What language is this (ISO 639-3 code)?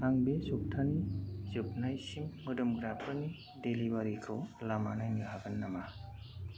brx